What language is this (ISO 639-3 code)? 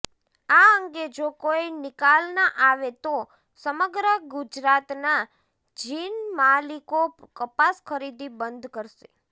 guj